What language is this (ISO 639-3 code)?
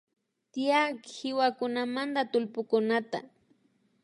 qvi